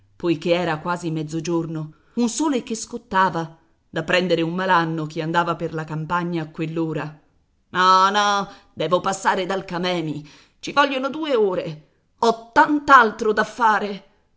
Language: Italian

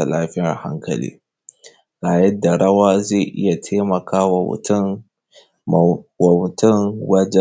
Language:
Hausa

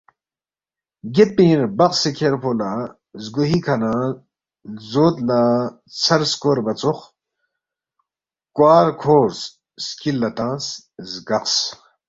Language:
Balti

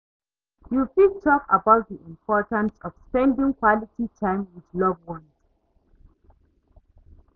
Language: Nigerian Pidgin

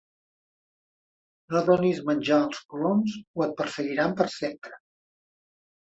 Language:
Catalan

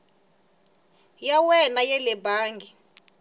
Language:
Tsonga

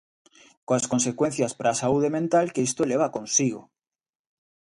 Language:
Galician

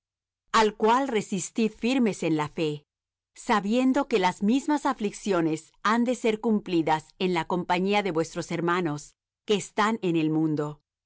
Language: Spanish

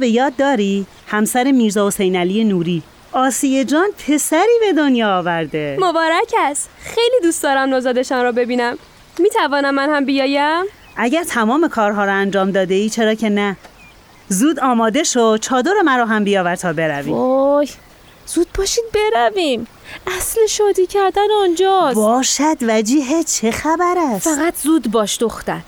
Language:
Persian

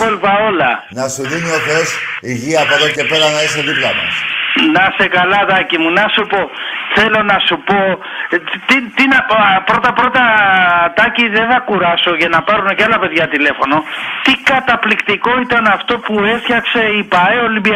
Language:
Greek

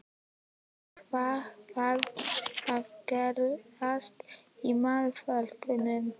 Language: Icelandic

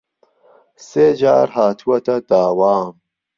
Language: Central Kurdish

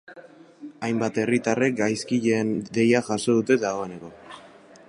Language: Basque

